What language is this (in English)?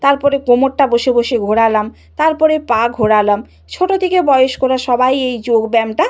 Bangla